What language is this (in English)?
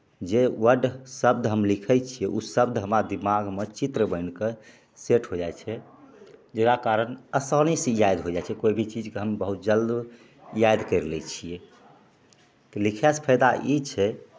Maithili